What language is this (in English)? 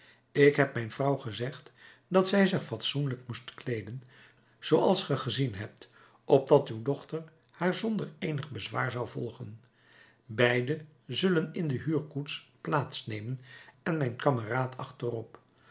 Dutch